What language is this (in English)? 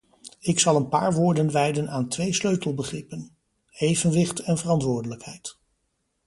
Dutch